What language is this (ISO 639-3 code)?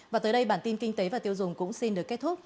vie